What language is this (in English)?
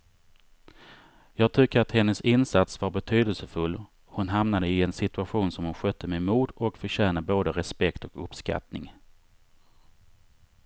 Swedish